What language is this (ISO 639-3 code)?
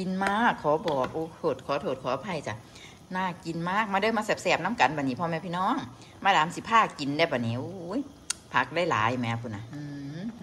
tha